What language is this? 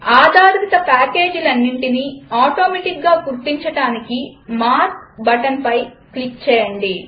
Telugu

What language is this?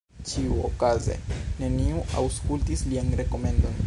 Esperanto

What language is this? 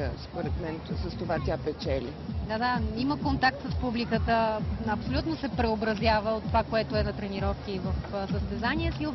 Bulgarian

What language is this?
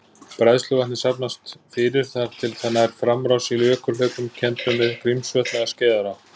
Icelandic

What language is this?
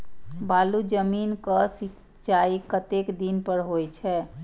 Maithili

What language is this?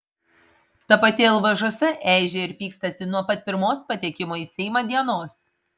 Lithuanian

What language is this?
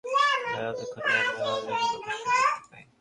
Bangla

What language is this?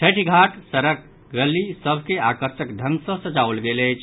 Maithili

